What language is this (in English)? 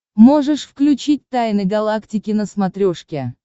Russian